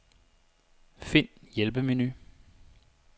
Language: Danish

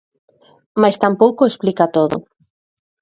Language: Galician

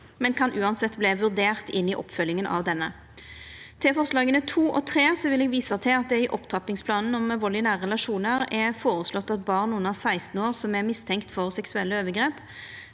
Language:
Norwegian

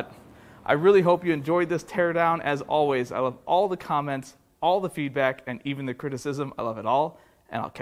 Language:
English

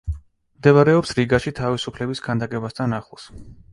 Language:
Georgian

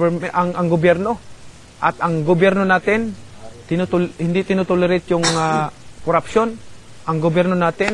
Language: Filipino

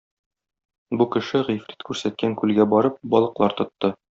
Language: Tatar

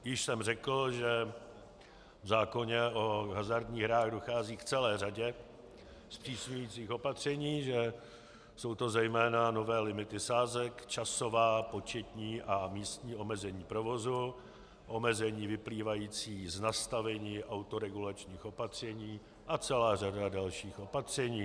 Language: Czech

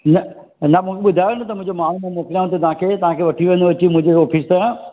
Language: Sindhi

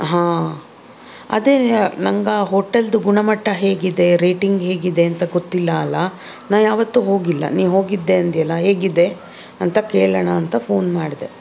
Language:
Kannada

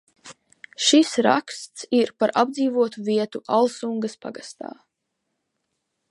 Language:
Latvian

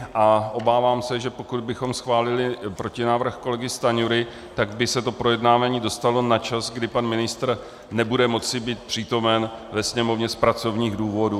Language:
Czech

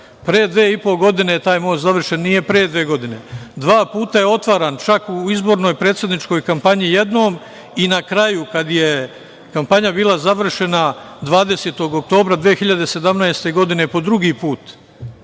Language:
Serbian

